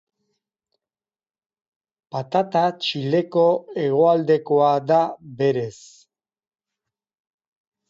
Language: Basque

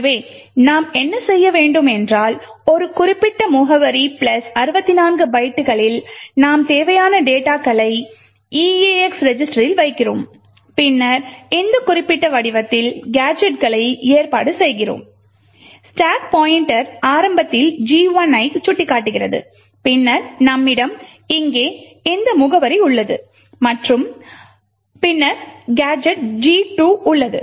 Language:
Tamil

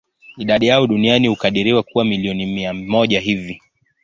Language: Swahili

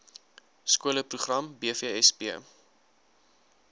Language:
Afrikaans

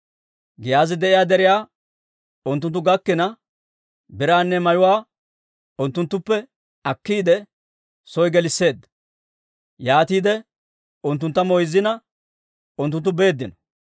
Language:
Dawro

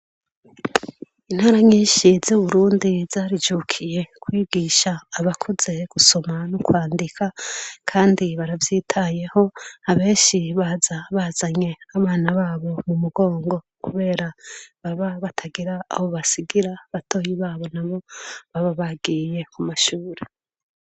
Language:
Rundi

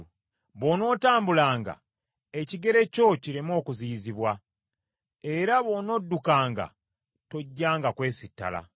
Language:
Ganda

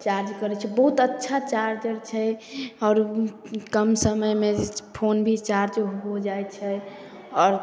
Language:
Maithili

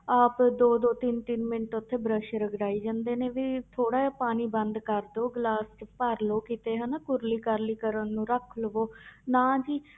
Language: Punjabi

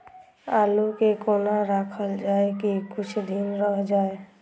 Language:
Maithili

